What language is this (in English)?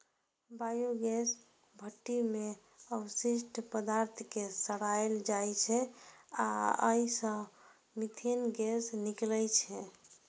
Maithili